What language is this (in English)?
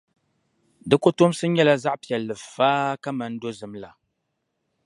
Dagbani